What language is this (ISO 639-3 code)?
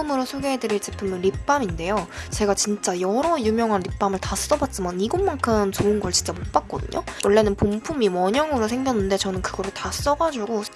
kor